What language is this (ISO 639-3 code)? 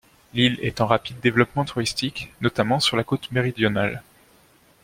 fra